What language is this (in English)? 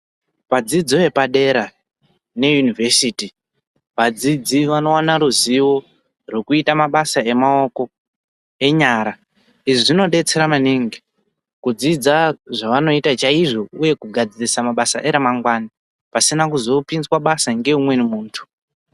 Ndau